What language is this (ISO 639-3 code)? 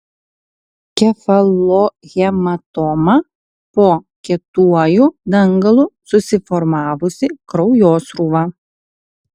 lit